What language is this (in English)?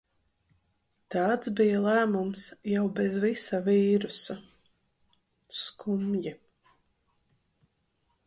Latvian